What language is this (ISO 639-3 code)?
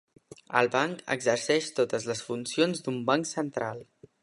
cat